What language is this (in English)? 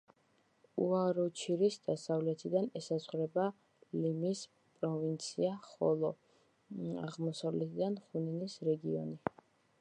Georgian